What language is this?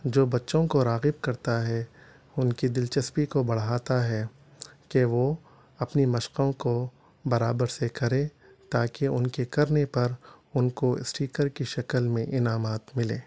Urdu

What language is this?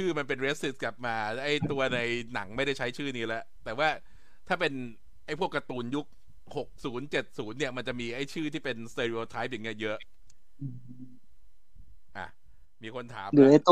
Thai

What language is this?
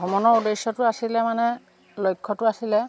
Assamese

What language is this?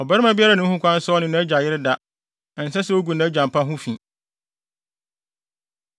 Akan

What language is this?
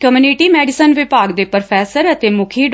Punjabi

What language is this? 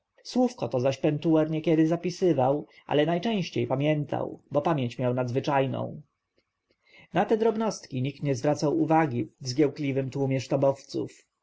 Polish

